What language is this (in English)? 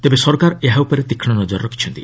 Odia